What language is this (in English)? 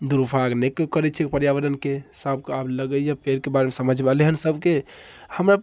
Maithili